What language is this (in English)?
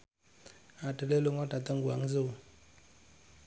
Javanese